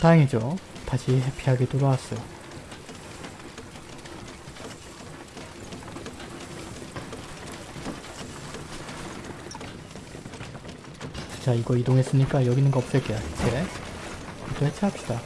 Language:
Korean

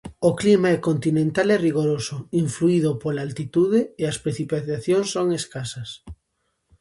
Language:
Galician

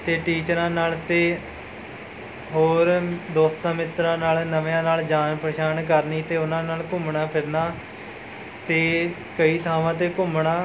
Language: Punjabi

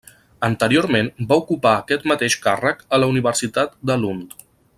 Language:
Catalan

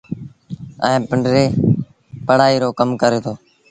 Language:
Sindhi Bhil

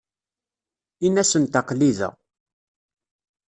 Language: Kabyle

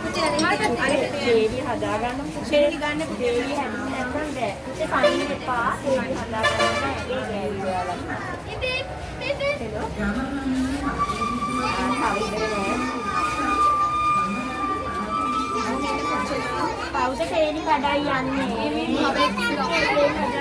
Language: Sinhala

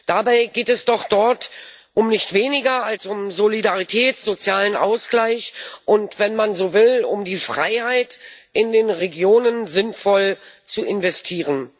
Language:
German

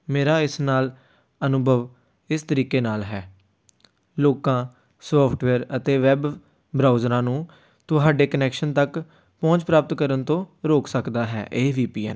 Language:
Punjabi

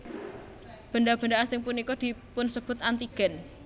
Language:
Javanese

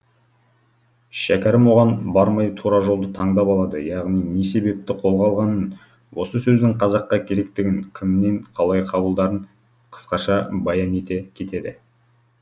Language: Kazakh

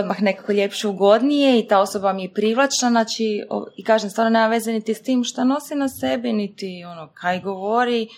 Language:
Croatian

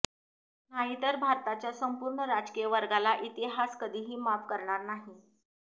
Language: Marathi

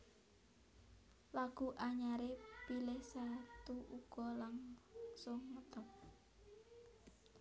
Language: Javanese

